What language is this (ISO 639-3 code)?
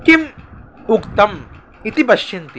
san